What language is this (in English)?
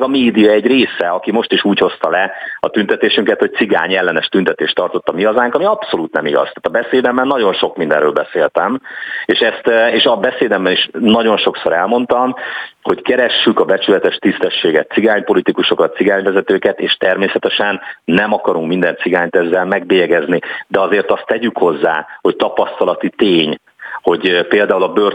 Hungarian